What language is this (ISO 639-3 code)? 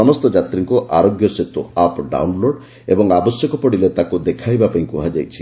ori